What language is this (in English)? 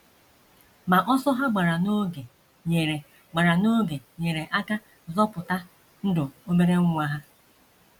Igbo